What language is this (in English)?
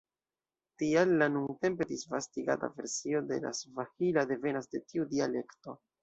Esperanto